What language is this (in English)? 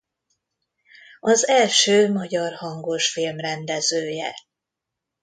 Hungarian